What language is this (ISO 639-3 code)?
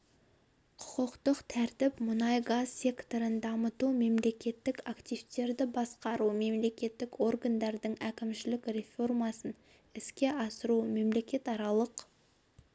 kaz